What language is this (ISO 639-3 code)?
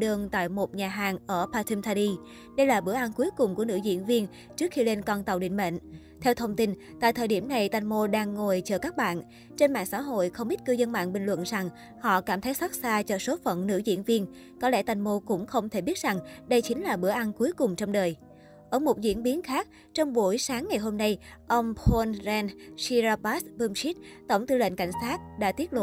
vie